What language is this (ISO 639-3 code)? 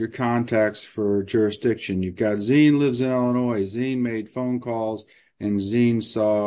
eng